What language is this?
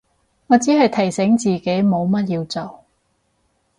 Cantonese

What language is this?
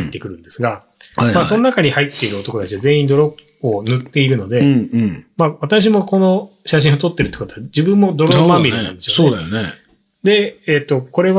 Japanese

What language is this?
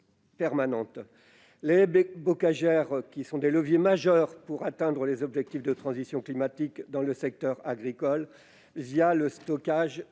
French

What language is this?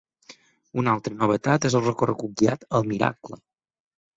Catalan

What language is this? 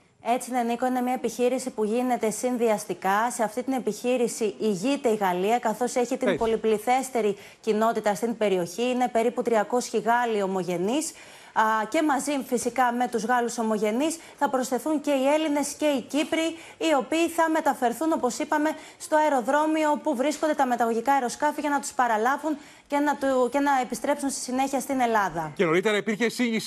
Greek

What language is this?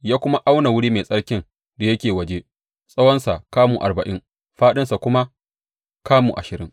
Hausa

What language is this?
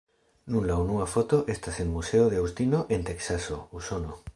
Esperanto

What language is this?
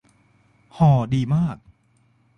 Thai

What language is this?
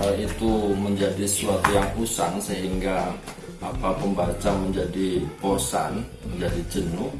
Indonesian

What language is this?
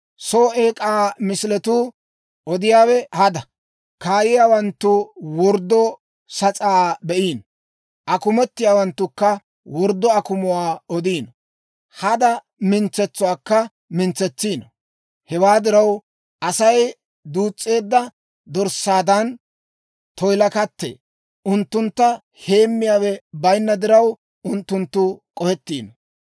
Dawro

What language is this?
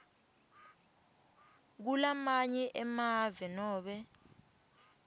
Swati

